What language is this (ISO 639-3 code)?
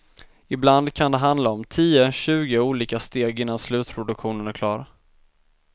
swe